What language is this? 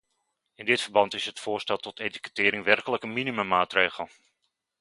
Dutch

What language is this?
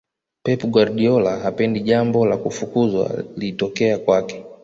Swahili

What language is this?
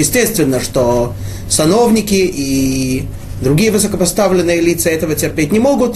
Russian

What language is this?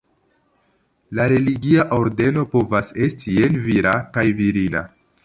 Esperanto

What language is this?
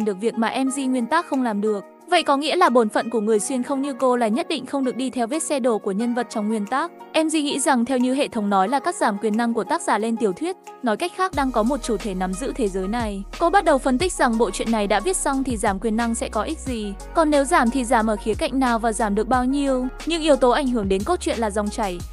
Vietnamese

